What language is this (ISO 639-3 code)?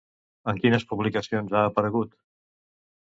cat